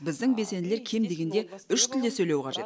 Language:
Kazakh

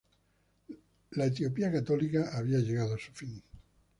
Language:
Spanish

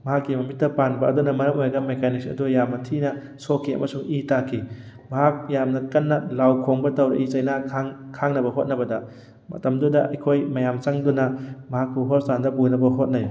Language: Manipuri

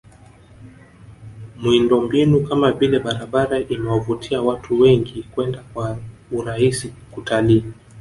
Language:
Swahili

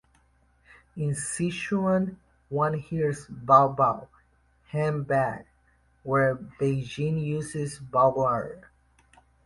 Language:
English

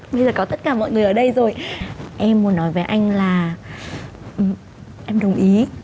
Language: Vietnamese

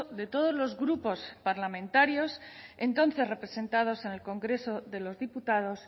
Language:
Spanish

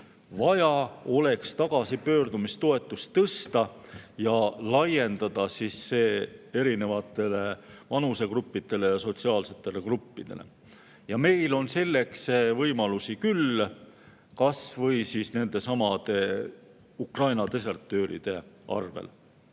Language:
Estonian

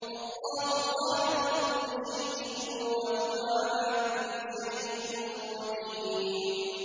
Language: Arabic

